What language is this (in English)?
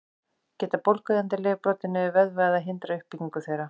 Icelandic